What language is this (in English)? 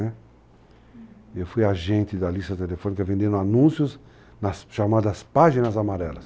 Portuguese